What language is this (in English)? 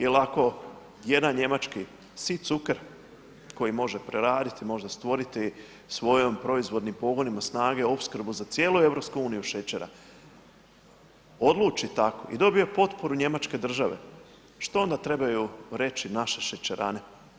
Croatian